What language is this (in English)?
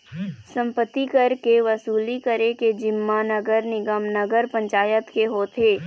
Chhattisgarhi